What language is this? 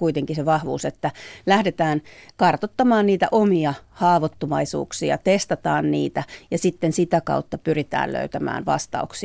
Finnish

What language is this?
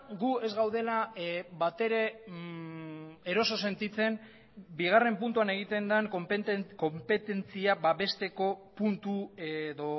Basque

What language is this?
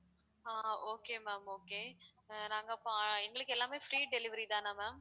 Tamil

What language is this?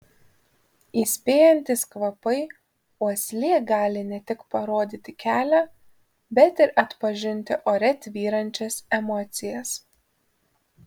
Lithuanian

